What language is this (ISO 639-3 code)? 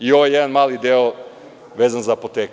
srp